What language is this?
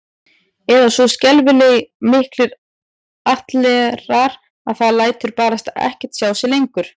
Icelandic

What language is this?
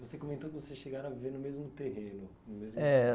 Portuguese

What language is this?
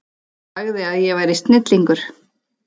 Icelandic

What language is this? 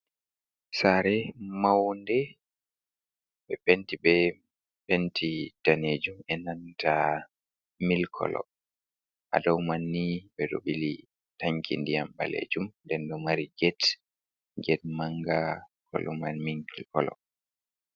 Fula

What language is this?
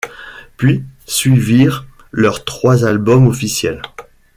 French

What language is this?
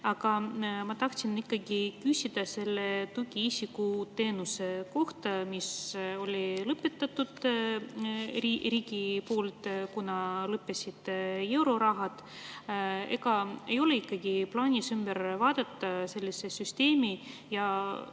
Estonian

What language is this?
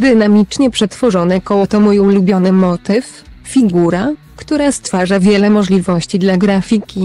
Polish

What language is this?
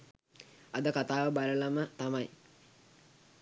Sinhala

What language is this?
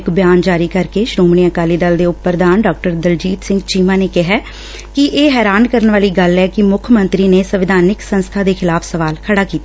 Punjabi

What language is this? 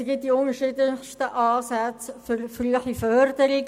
Swiss German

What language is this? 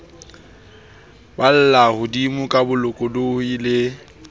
Southern Sotho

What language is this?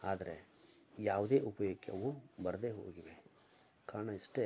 Kannada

